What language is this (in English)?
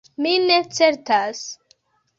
Esperanto